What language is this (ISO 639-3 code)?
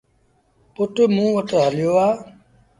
sbn